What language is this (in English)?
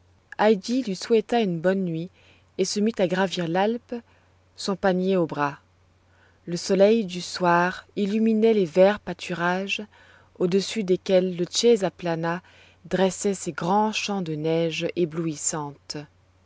French